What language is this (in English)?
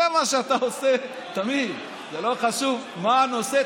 Hebrew